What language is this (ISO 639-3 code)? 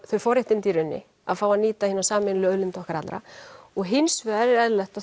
isl